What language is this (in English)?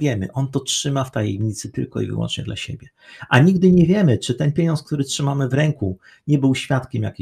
Polish